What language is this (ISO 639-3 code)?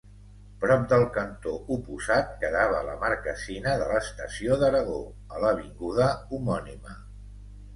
cat